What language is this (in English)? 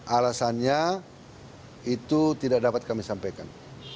Indonesian